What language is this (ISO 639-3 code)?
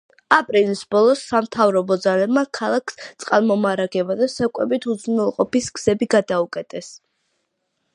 kat